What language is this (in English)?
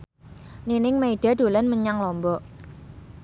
Javanese